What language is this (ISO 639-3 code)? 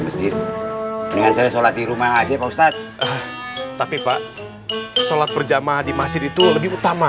ind